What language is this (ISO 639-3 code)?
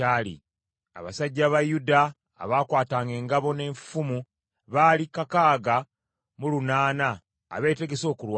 lug